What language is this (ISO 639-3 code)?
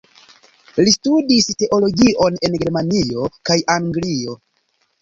epo